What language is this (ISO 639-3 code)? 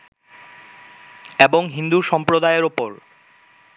ben